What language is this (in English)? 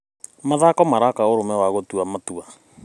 Kikuyu